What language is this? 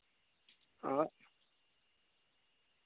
Dogri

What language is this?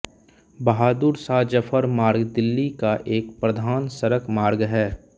Hindi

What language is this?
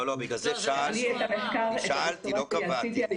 Hebrew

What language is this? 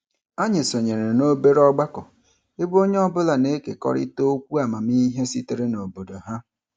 Igbo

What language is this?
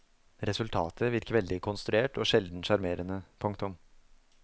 Norwegian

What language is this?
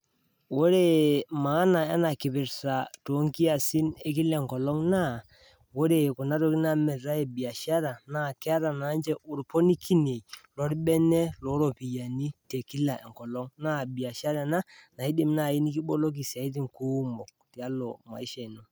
Masai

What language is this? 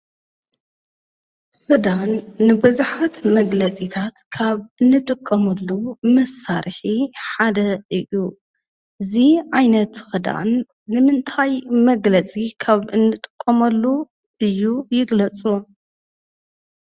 Tigrinya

